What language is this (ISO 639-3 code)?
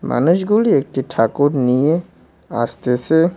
ben